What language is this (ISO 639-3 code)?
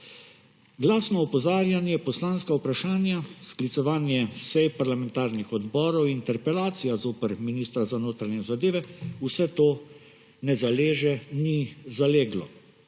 slv